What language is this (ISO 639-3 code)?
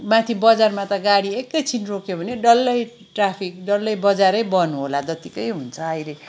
nep